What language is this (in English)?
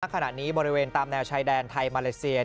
Thai